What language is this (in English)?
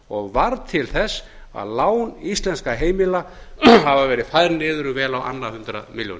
Icelandic